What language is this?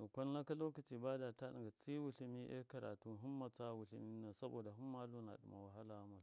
Miya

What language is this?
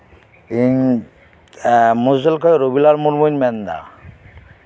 Santali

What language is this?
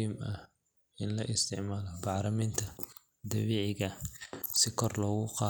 Somali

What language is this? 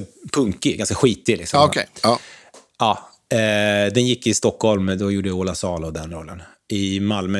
Swedish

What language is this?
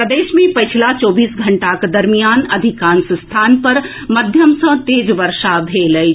Maithili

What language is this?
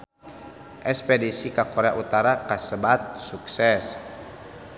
Sundanese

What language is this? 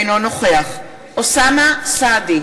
Hebrew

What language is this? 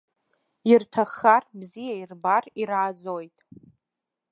Abkhazian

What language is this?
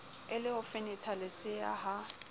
Southern Sotho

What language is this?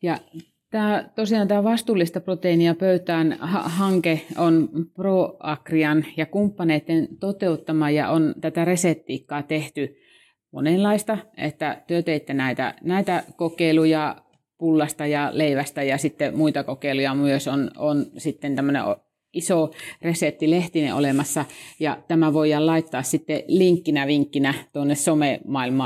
Finnish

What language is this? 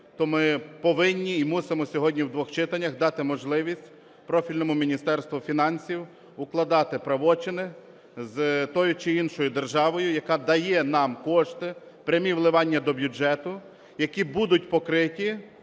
Ukrainian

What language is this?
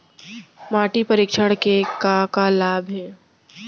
Chhattisgarhi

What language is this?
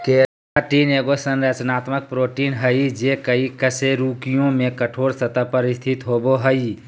Magahi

